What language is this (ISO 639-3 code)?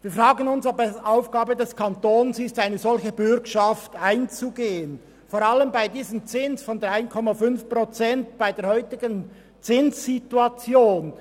gsw